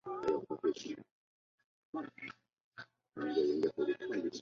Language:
Chinese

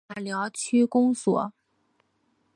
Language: Chinese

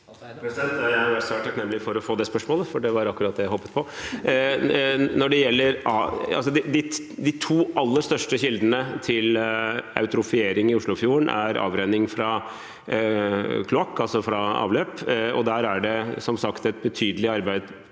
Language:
Norwegian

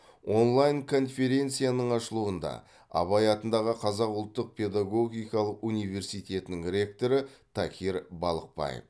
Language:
Kazakh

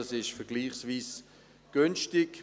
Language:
Swiss German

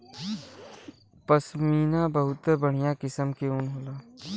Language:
Bhojpuri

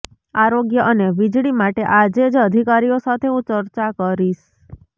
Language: Gujarati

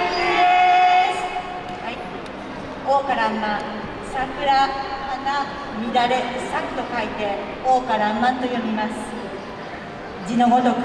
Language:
Japanese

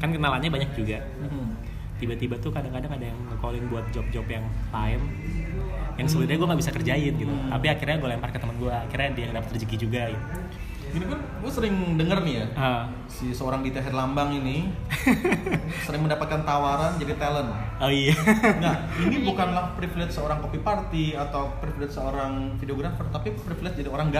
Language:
Indonesian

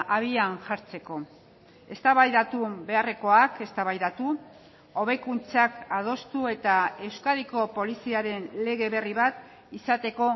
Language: Basque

